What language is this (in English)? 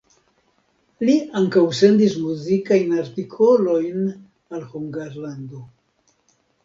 Esperanto